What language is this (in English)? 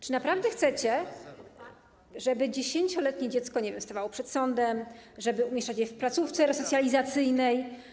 Polish